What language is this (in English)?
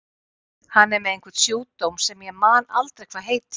Icelandic